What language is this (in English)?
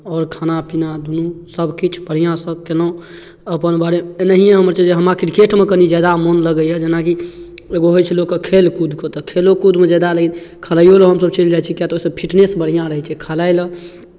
Maithili